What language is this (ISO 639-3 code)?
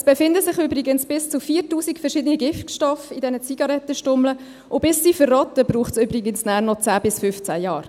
gsw